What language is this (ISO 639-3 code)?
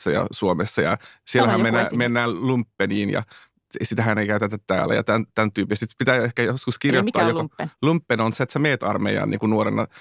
fin